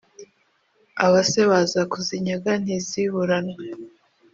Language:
Kinyarwanda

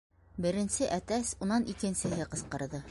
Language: Bashkir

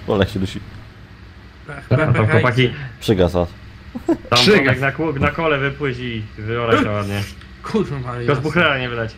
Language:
Polish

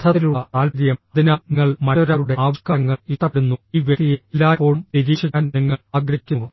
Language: Malayalam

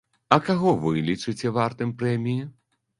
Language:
Belarusian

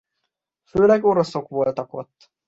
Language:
Hungarian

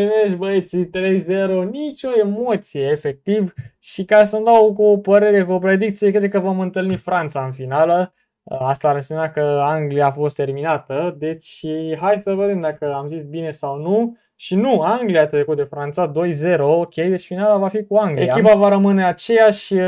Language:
Romanian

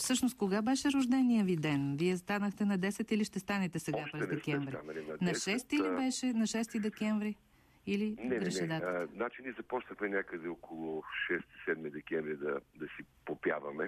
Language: Bulgarian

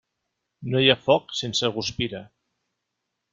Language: Catalan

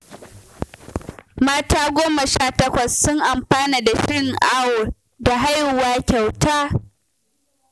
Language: Hausa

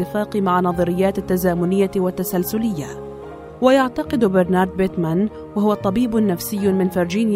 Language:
Arabic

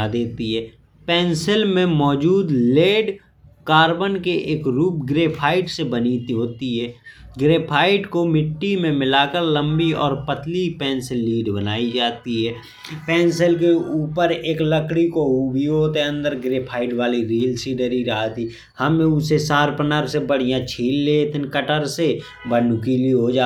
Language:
Bundeli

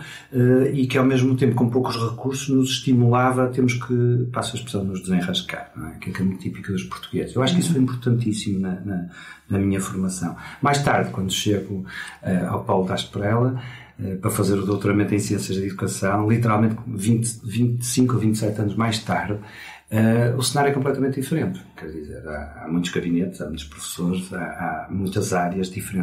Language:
Portuguese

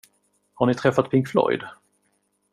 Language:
Swedish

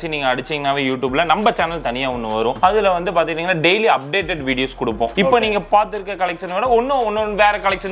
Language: Korean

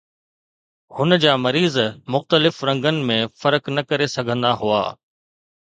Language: Sindhi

